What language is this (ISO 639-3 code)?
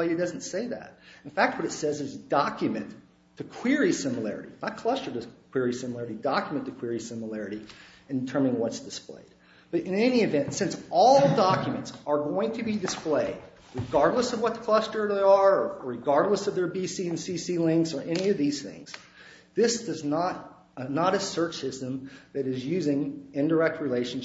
eng